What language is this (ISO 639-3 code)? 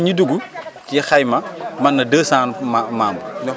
wol